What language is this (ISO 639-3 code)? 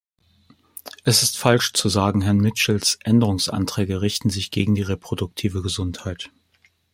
deu